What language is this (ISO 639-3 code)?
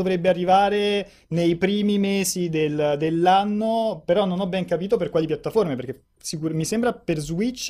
ita